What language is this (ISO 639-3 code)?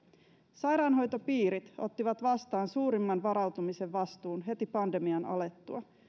fin